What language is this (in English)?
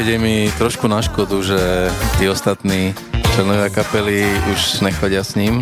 Slovak